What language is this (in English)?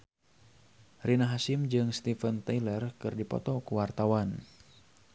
Sundanese